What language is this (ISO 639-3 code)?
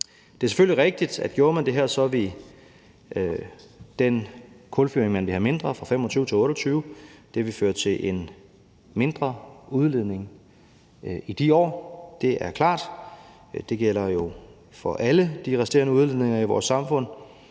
dan